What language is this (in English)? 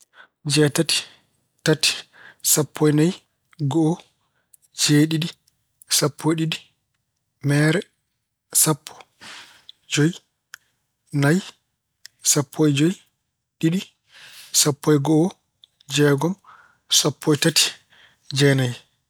Fula